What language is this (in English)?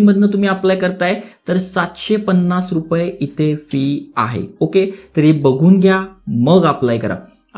Hindi